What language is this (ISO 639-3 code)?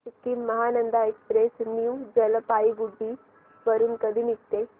mar